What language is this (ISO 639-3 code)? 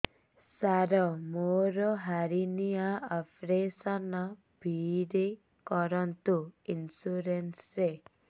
ori